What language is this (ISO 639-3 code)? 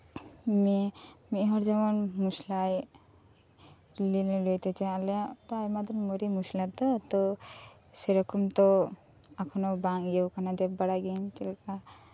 sat